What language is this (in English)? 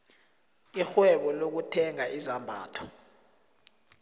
South Ndebele